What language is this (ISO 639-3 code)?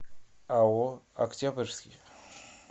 rus